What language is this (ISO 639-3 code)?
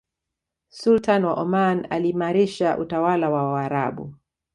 swa